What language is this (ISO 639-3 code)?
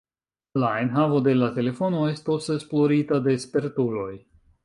epo